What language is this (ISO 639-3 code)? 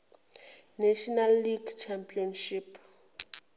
zul